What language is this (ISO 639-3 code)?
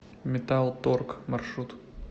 rus